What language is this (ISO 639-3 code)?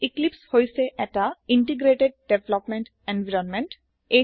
asm